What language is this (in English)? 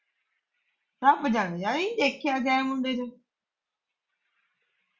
Punjabi